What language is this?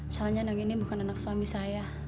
Indonesian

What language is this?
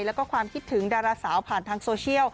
Thai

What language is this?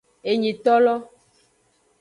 Aja (Benin)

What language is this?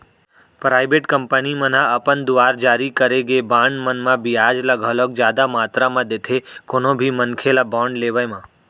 Chhattisgarhi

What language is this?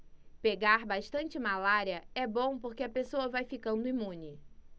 Portuguese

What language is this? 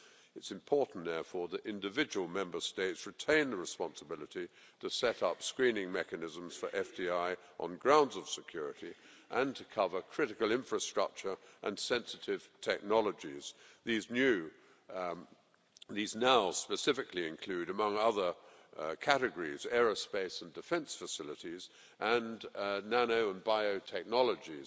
English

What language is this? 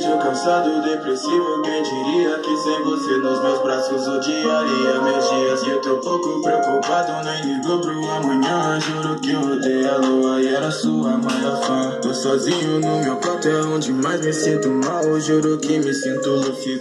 Portuguese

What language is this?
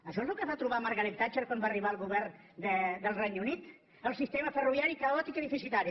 Catalan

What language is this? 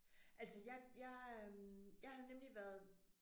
Danish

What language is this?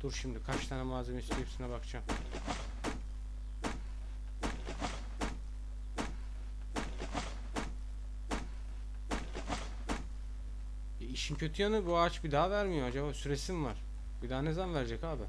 Turkish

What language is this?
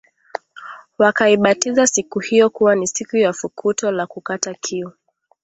Swahili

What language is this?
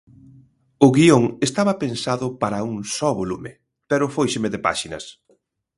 Galician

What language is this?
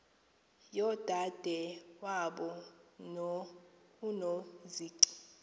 Xhosa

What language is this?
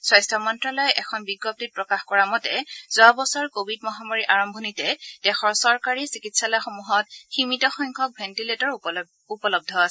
Assamese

